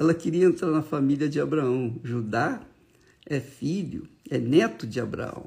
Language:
Portuguese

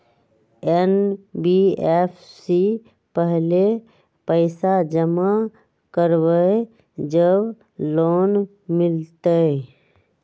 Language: Magahi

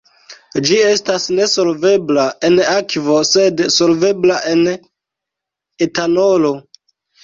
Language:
Esperanto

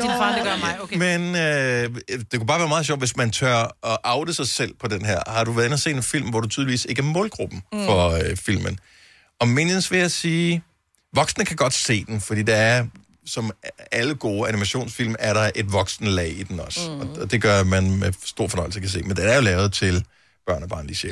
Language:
Danish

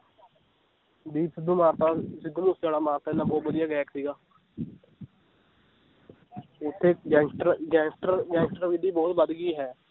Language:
Punjabi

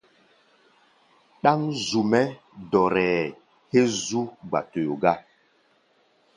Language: Gbaya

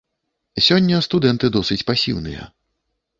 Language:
Belarusian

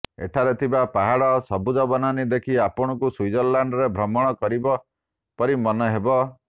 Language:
Odia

